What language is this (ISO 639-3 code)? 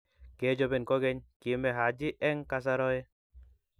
kln